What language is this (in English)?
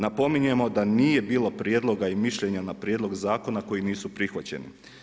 Croatian